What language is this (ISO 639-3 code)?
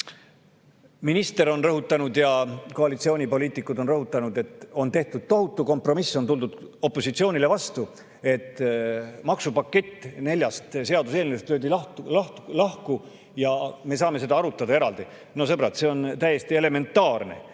est